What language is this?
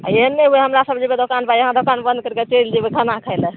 Maithili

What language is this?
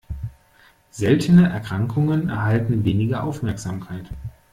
German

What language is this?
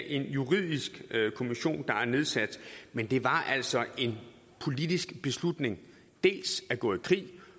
Danish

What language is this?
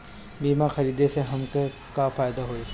Bhojpuri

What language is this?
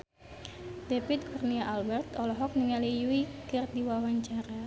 Sundanese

